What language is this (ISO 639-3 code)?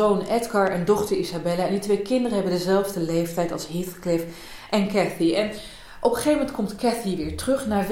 nld